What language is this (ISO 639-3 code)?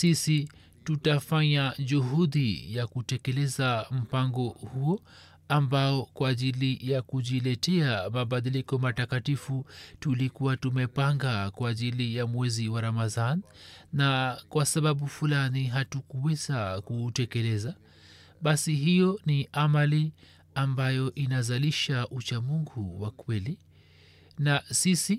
swa